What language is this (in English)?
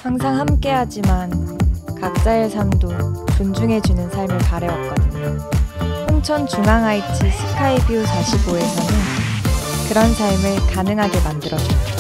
Korean